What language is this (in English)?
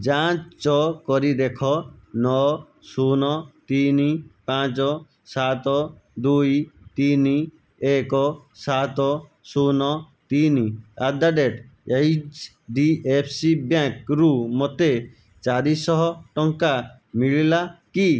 Odia